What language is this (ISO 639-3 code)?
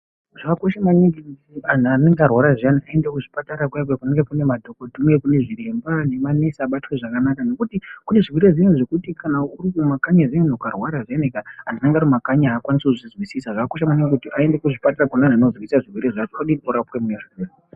ndc